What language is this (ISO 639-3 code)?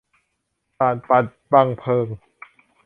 tha